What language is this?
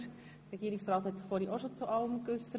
Swiss German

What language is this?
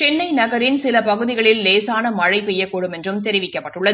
Tamil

